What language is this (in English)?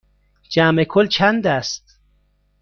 Persian